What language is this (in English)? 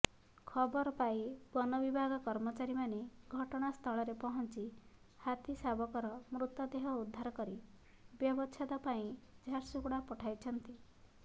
Odia